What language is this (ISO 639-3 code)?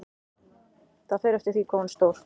isl